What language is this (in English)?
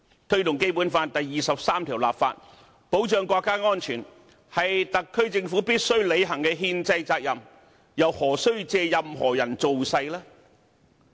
Cantonese